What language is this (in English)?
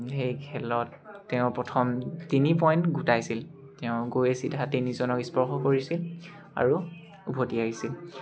Assamese